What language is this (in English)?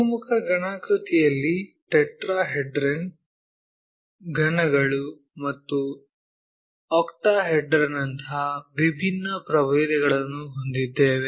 Kannada